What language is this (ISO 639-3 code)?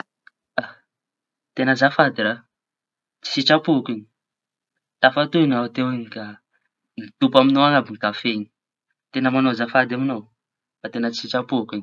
txy